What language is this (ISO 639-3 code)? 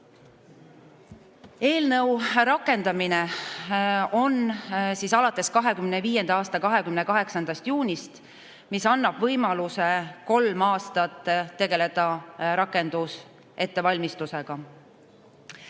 est